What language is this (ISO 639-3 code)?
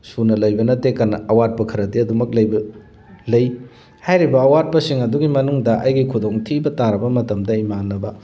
mni